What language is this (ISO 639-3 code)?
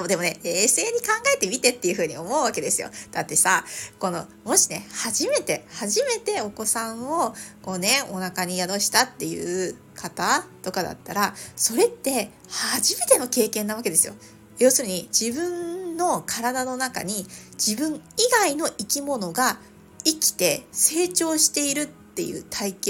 jpn